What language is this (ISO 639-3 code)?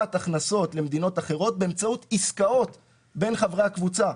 heb